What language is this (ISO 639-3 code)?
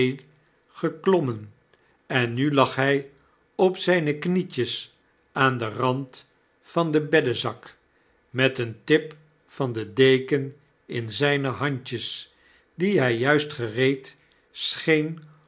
nld